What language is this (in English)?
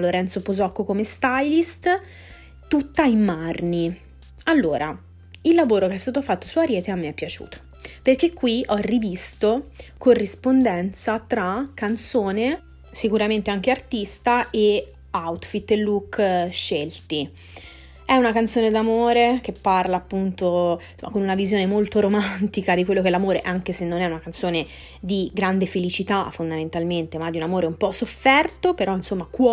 Italian